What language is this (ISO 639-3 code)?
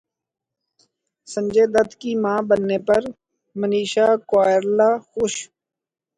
urd